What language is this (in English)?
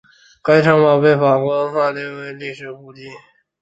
Chinese